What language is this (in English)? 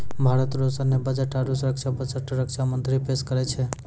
Maithili